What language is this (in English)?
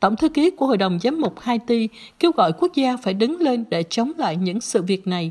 Vietnamese